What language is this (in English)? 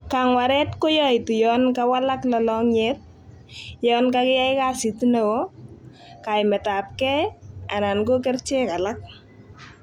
Kalenjin